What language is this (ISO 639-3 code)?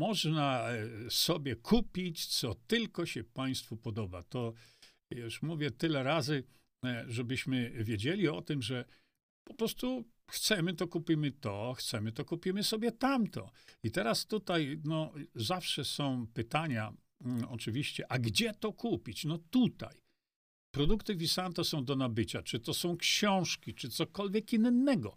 pol